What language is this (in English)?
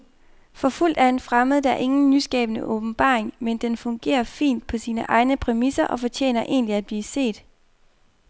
Danish